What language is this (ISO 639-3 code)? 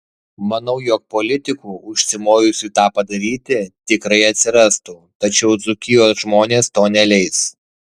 lit